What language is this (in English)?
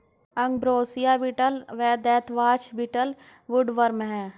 Hindi